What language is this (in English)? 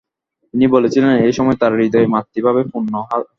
Bangla